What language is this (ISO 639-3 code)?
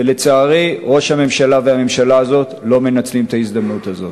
heb